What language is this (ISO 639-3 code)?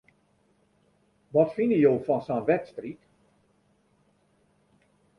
fry